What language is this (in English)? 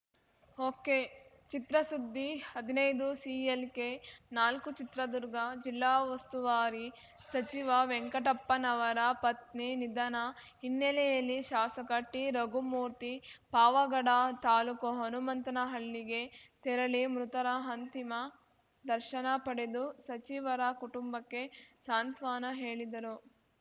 Kannada